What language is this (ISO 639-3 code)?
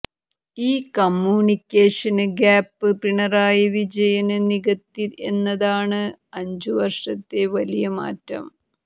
mal